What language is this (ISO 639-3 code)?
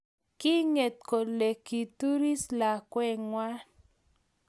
kln